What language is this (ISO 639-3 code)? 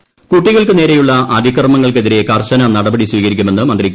mal